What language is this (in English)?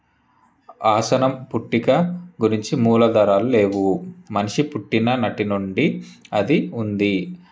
Telugu